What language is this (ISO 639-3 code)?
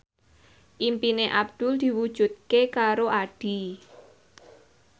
jav